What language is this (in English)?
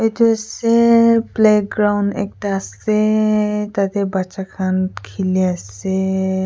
Naga Pidgin